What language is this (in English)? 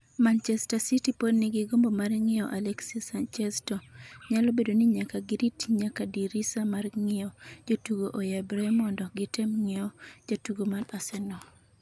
Luo (Kenya and Tanzania)